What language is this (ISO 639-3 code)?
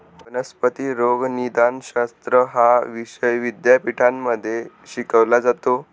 mar